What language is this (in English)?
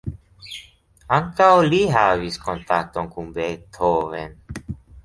Esperanto